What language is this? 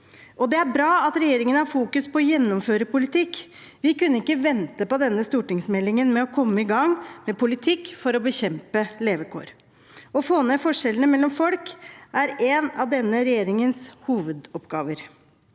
Norwegian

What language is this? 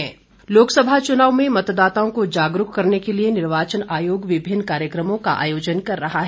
Hindi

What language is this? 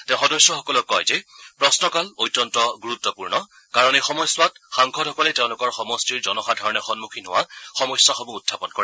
Assamese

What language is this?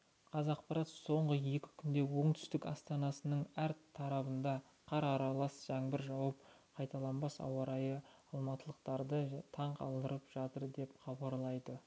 Kazakh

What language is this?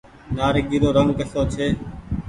Goaria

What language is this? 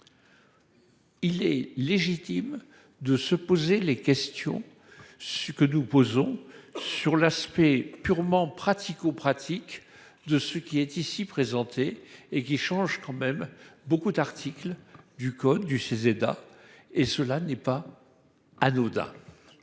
French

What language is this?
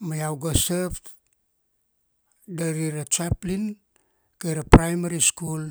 Kuanua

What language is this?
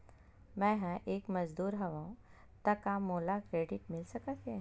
Chhattisgarhi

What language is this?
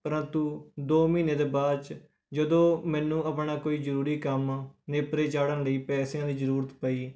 Punjabi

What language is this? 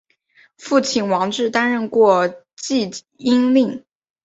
Chinese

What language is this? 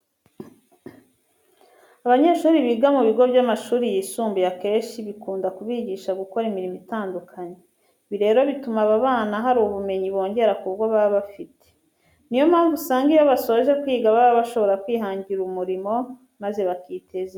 Kinyarwanda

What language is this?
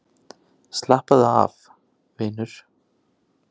Icelandic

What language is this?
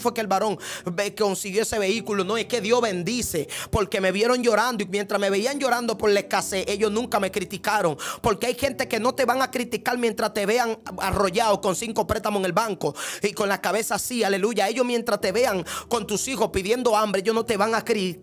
Spanish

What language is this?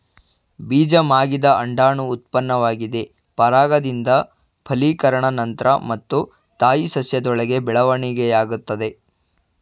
Kannada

